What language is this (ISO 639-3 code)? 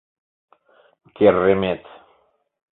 chm